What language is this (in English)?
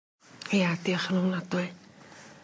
Welsh